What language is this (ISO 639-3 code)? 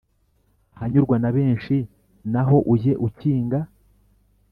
kin